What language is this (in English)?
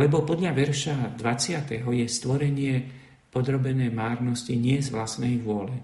Slovak